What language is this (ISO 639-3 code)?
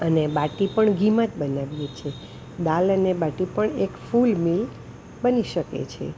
guj